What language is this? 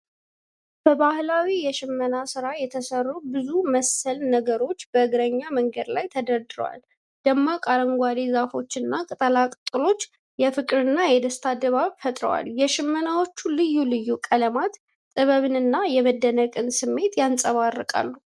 Amharic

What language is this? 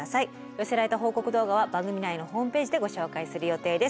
Japanese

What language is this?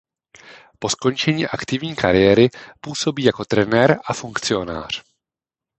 Czech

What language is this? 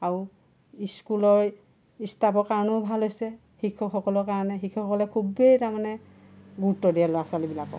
Assamese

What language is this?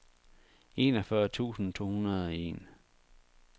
Danish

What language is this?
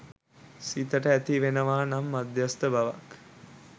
Sinhala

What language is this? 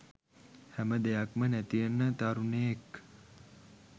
Sinhala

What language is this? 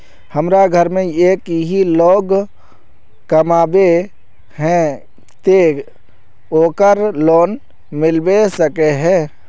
Magahi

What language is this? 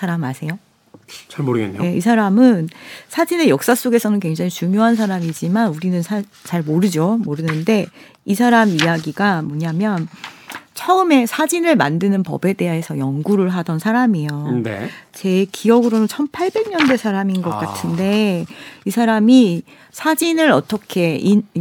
Korean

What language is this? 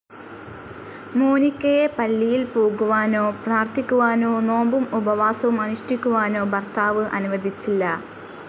Malayalam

